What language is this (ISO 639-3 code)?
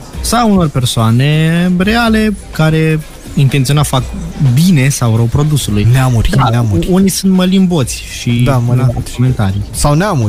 ron